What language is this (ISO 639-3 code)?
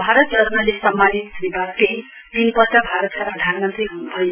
nep